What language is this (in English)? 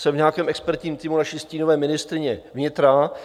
Czech